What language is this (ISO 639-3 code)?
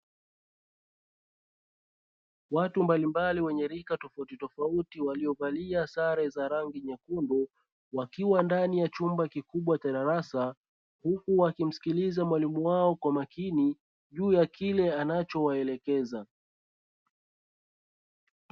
swa